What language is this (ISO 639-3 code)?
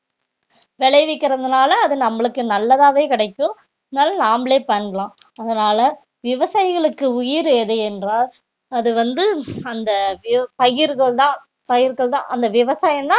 tam